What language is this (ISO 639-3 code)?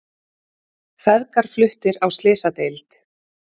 isl